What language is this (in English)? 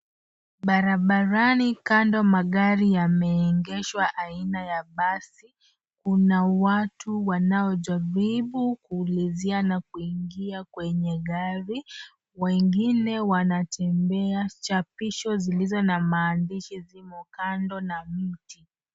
Swahili